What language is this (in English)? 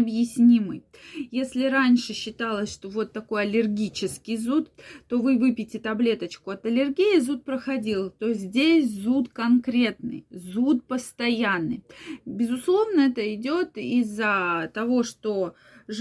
Russian